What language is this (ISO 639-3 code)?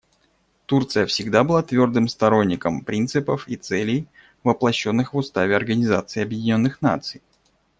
rus